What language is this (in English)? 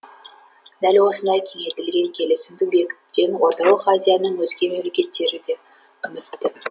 Kazakh